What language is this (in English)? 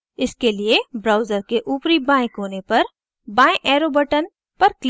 Hindi